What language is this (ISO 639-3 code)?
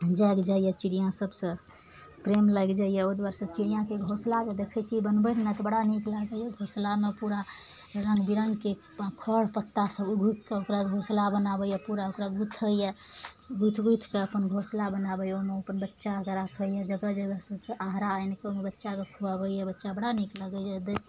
mai